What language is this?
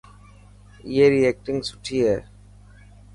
Dhatki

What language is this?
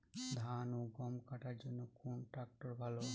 Bangla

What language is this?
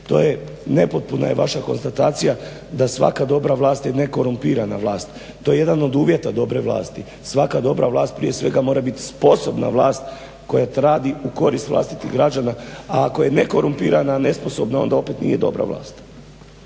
Croatian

